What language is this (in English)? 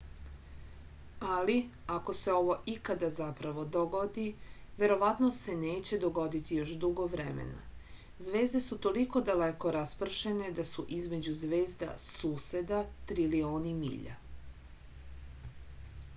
Serbian